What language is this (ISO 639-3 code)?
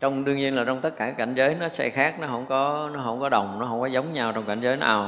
vie